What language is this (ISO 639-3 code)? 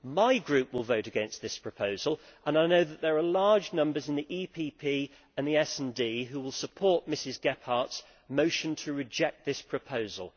eng